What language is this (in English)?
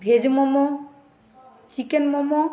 Bangla